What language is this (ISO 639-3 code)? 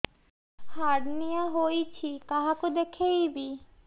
ori